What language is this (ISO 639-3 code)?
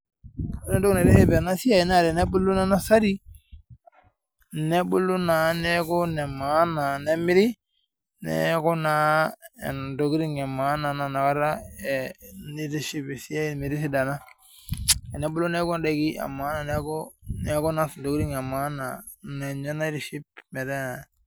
mas